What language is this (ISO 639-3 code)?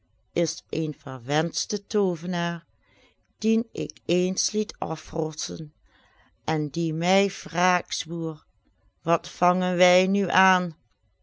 nld